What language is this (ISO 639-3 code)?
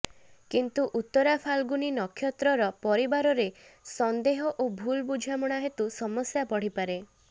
ori